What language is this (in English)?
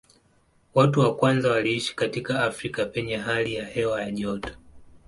Swahili